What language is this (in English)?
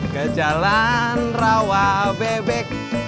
Indonesian